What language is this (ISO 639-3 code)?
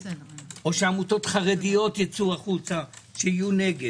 heb